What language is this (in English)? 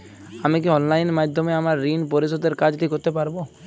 Bangla